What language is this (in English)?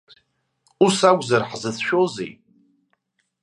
Abkhazian